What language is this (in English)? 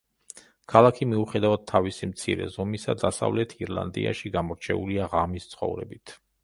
Georgian